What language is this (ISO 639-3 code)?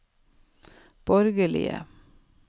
nor